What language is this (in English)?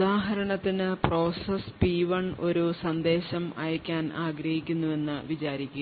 Malayalam